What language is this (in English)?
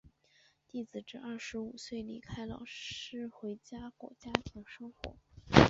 Chinese